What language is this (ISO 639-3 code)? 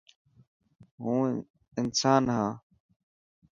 mki